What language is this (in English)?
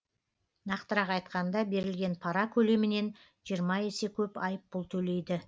Kazakh